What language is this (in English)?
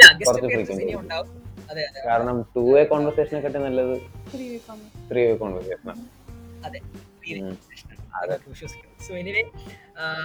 Malayalam